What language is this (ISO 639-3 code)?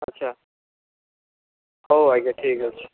ori